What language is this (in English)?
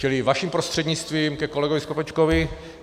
Czech